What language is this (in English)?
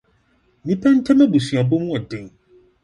Akan